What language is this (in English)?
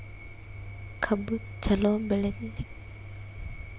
Kannada